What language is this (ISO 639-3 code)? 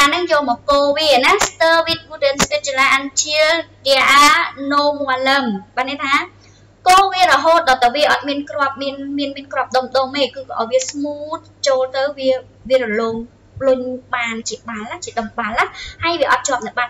vie